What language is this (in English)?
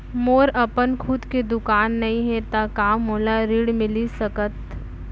Chhattisgarhi